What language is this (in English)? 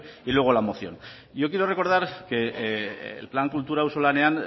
Spanish